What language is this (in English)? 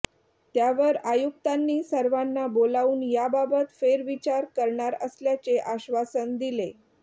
Marathi